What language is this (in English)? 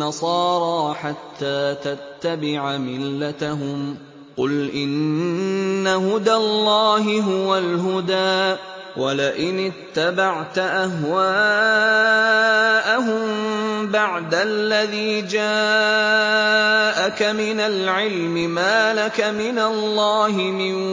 Arabic